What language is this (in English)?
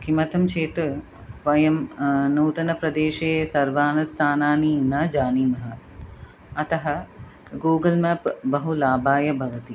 Sanskrit